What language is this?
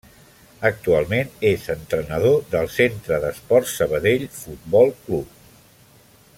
Catalan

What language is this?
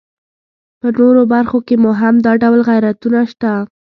Pashto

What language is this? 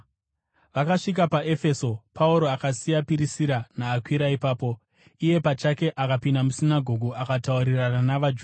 Shona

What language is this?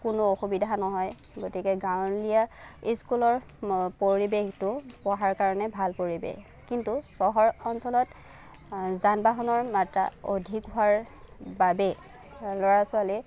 Assamese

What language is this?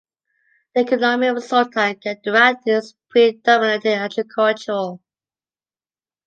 English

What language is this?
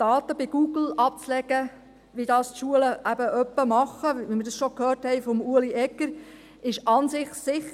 Swiss German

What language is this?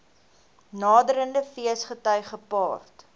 Afrikaans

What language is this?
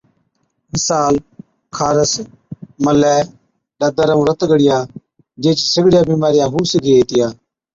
Od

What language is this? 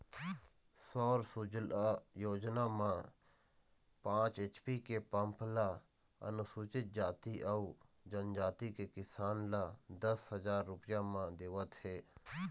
Chhattisgarhi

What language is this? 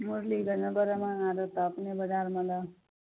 Maithili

